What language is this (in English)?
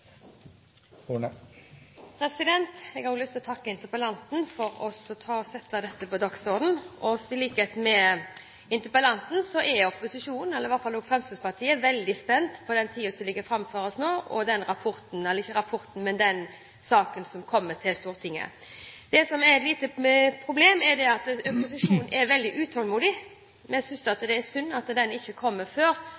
Norwegian Bokmål